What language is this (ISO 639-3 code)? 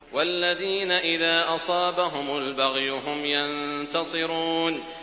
ara